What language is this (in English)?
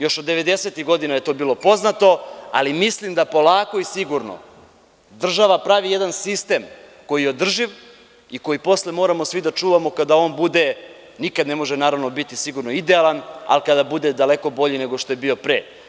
Serbian